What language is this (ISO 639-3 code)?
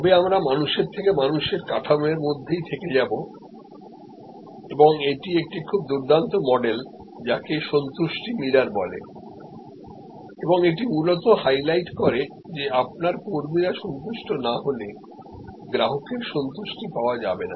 ben